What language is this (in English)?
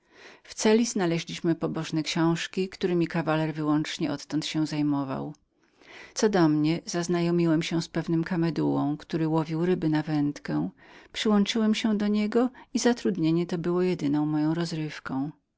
Polish